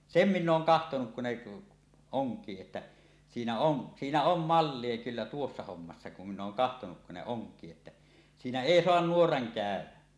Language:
Finnish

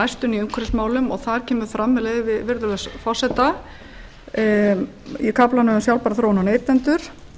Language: Icelandic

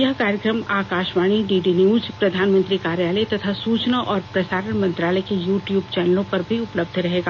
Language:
Hindi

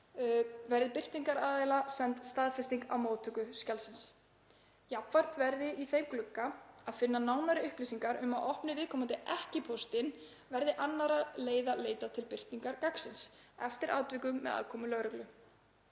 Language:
Icelandic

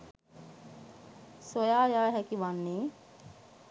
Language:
Sinhala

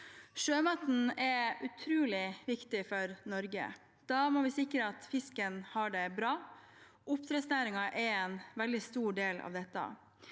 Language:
Norwegian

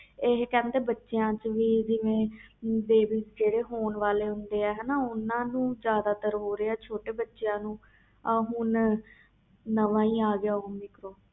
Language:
Punjabi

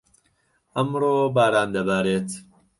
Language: Central Kurdish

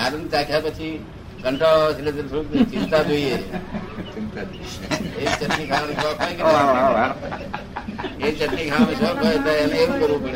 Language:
Gujarati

